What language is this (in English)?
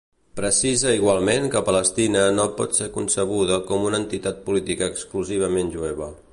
Catalan